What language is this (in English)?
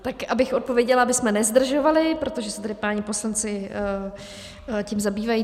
Czech